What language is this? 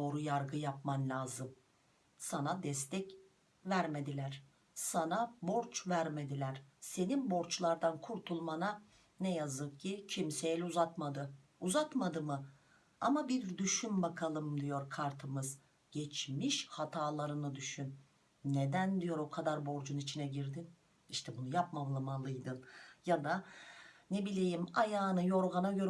Turkish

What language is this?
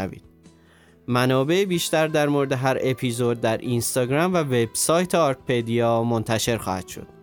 Persian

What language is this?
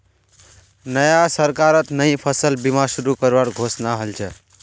Magahi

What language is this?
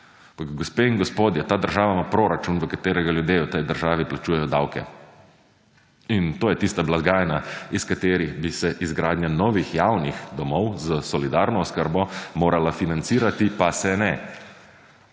Slovenian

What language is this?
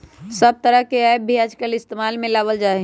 Magahi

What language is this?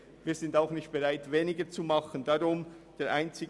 Swiss German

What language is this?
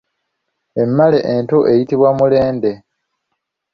Ganda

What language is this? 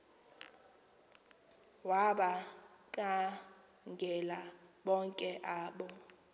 Xhosa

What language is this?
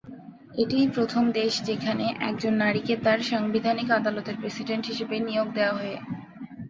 Bangla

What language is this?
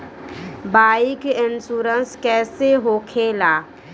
Bhojpuri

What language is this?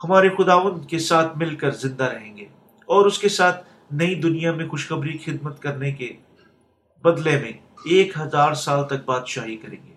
Urdu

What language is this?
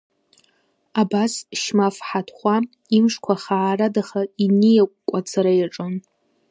Abkhazian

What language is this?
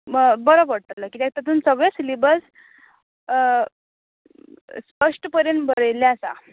Konkani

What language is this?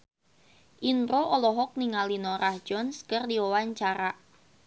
Sundanese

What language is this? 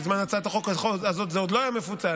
Hebrew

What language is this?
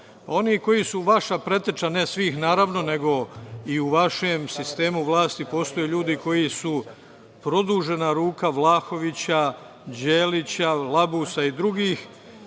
Serbian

